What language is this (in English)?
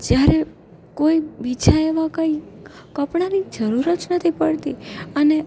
Gujarati